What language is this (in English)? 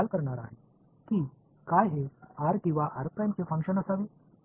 Tamil